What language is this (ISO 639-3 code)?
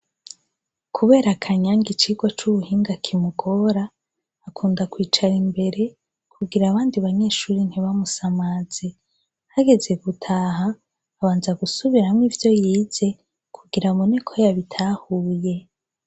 run